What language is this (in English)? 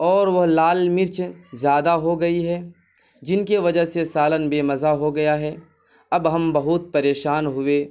Urdu